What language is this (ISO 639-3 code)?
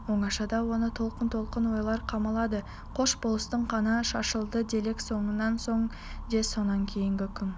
kaz